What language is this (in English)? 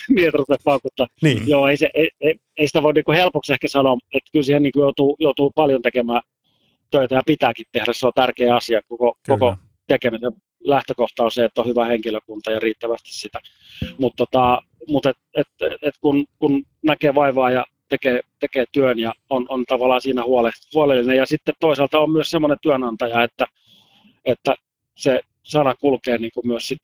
Finnish